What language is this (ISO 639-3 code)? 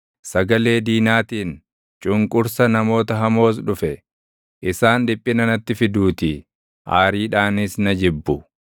orm